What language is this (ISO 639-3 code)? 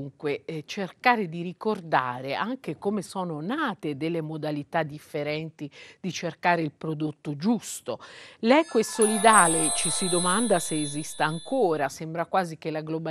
ita